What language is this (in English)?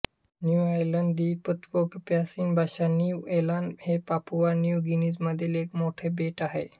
Marathi